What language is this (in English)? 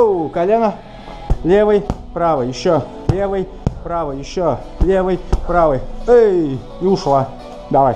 Russian